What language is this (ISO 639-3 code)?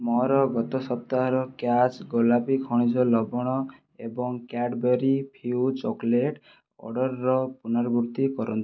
ori